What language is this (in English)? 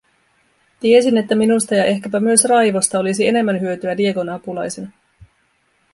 Finnish